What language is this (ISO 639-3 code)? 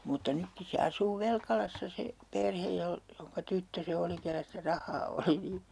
fin